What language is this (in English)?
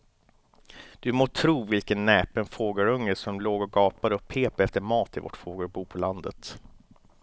Swedish